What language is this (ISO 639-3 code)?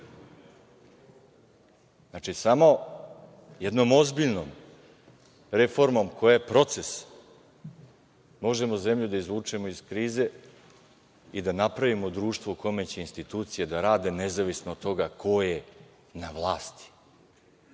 srp